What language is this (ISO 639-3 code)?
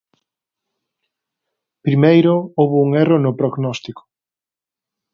glg